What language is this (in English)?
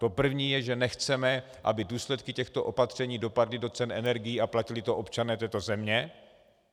Czech